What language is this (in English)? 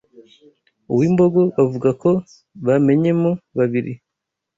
Kinyarwanda